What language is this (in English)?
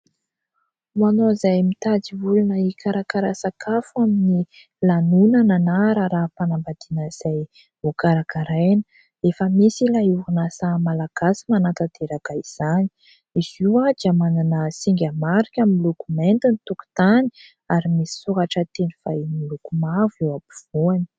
Malagasy